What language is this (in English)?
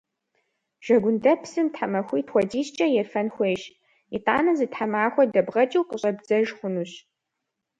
Kabardian